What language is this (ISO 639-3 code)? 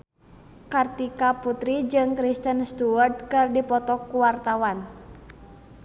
sun